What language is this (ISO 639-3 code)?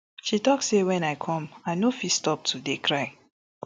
pcm